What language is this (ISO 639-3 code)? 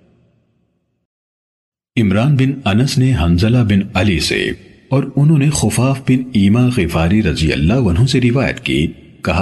urd